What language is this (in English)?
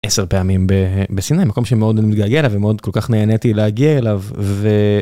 Hebrew